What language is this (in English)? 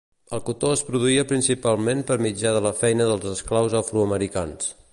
Catalan